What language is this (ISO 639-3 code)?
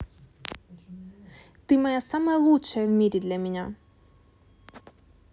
rus